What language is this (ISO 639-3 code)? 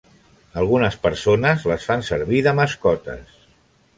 cat